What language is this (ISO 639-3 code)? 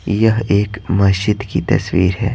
hin